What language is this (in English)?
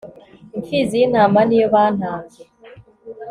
Kinyarwanda